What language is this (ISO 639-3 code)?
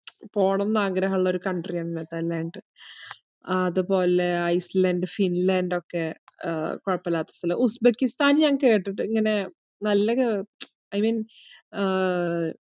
mal